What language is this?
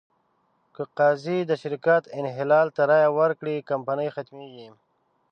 Pashto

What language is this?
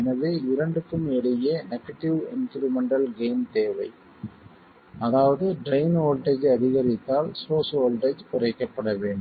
Tamil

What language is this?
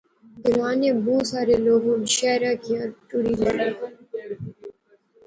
Pahari-Potwari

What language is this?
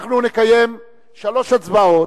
Hebrew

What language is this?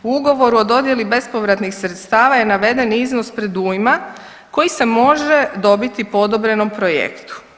Croatian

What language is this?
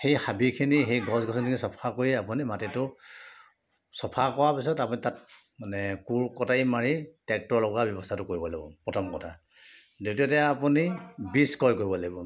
Assamese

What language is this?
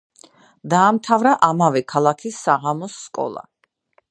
Georgian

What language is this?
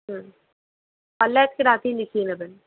Bangla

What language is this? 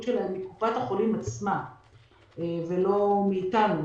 Hebrew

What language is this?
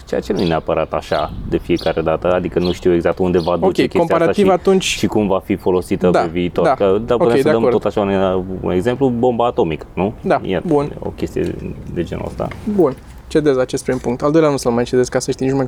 Romanian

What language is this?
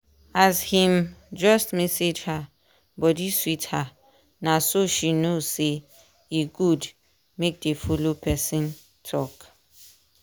Nigerian Pidgin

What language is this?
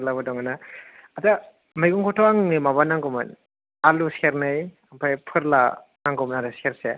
Bodo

